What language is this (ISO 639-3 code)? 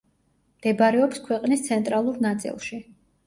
kat